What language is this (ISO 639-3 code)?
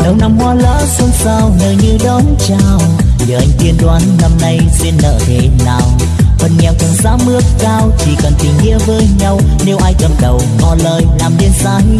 vie